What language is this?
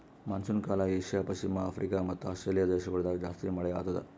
Kannada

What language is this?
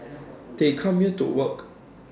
English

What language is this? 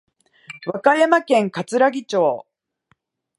Japanese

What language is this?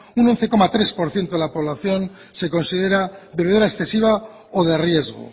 Spanish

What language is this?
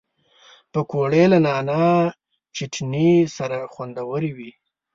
Pashto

